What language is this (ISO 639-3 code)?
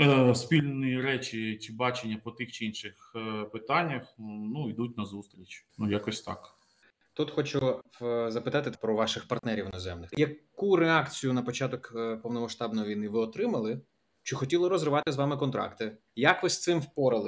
ukr